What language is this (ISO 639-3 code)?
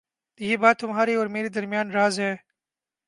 urd